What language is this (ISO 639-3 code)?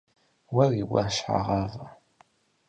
kbd